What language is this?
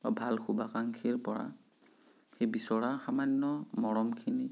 Assamese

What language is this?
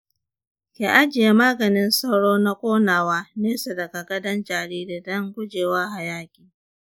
Hausa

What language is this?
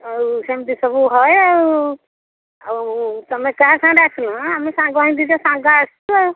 Odia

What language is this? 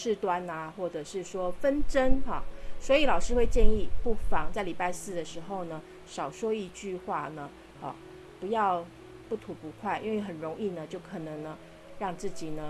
Chinese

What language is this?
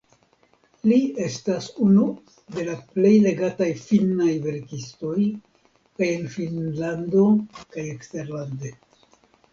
Esperanto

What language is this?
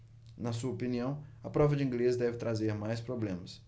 Portuguese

